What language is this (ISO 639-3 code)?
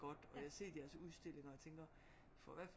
dan